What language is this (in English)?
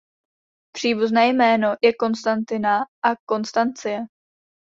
Czech